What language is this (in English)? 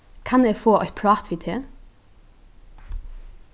Faroese